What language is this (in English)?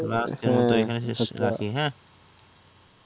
Bangla